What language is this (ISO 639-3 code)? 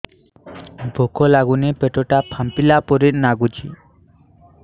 ori